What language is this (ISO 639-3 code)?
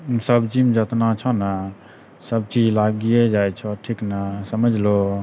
mai